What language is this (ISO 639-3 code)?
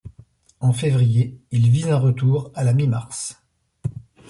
fra